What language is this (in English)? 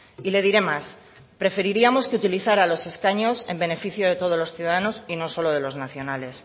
Spanish